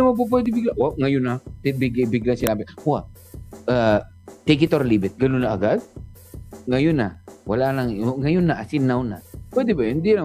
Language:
Filipino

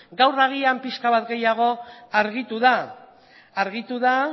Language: Basque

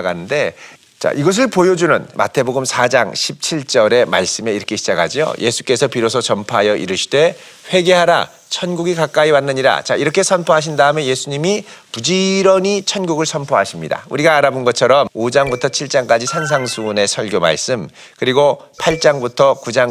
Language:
Korean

